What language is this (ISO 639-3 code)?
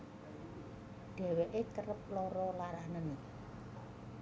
jav